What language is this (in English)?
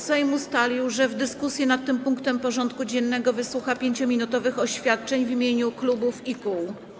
Polish